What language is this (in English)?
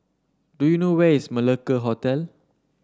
English